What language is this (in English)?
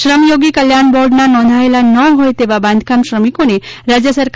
Gujarati